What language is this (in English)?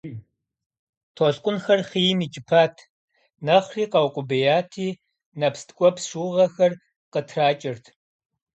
Kabardian